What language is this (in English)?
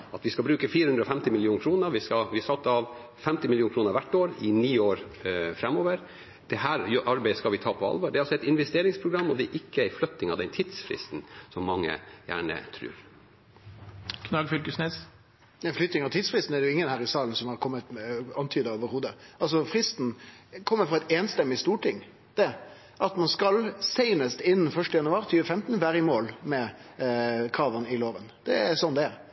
Norwegian